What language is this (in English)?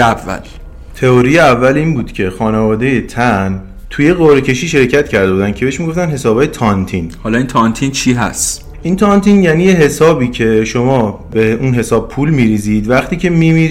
Persian